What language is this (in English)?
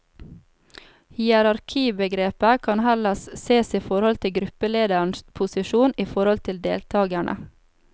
Norwegian